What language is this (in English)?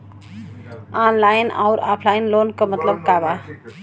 Bhojpuri